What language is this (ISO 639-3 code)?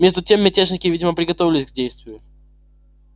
rus